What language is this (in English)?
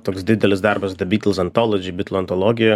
Lithuanian